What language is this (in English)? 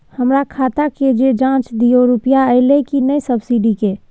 Maithili